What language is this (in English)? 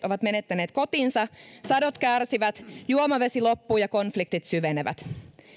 Finnish